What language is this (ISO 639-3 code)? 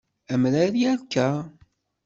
kab